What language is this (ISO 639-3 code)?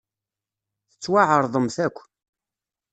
kab